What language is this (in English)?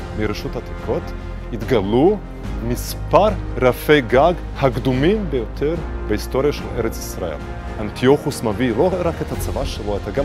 Hebrew